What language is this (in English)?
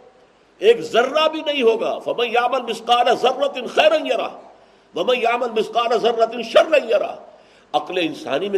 Urdu